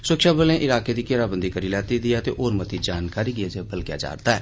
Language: Dogri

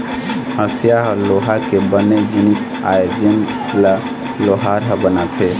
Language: Chhattisgarhi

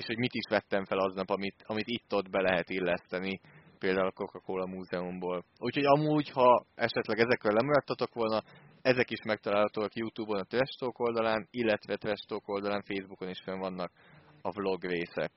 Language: Hungarian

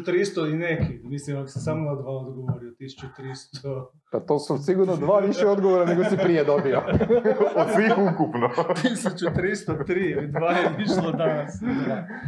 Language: Croatian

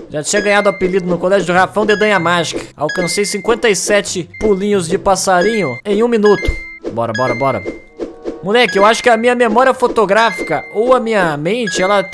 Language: Portuguese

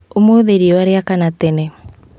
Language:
Kikuyu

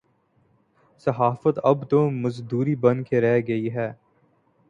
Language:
Urdu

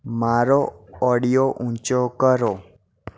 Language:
Gujarati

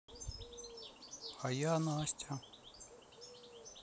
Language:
Russian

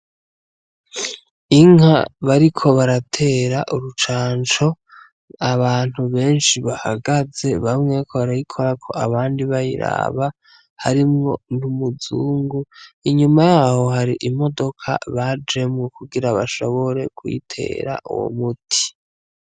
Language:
Rundi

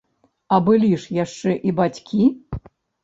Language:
Belarusian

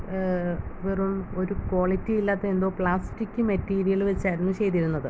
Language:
Malayalam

